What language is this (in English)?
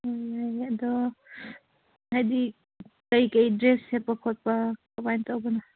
Manipuri